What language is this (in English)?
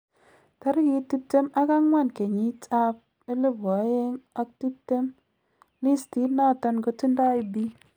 Kalenjin